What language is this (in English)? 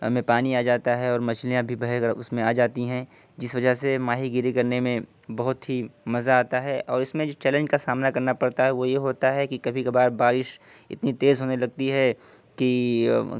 Urdu